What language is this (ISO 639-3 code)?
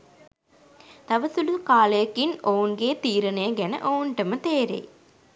sin